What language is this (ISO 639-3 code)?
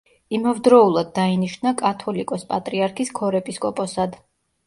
kat